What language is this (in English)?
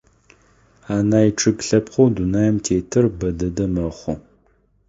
Adyghe